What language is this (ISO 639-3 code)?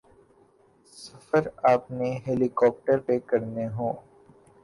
urd